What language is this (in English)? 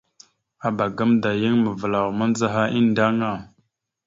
Mada (Cameroon)